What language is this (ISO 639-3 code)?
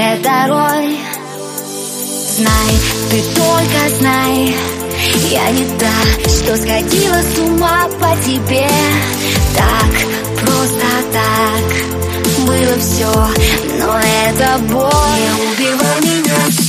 rus